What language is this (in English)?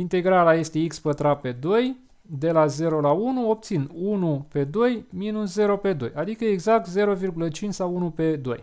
Romanian